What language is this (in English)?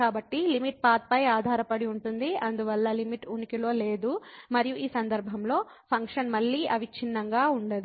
Telugu